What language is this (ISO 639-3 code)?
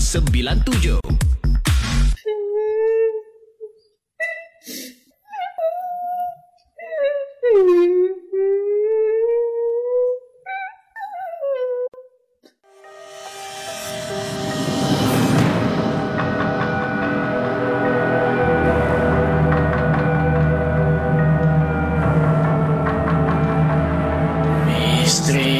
msa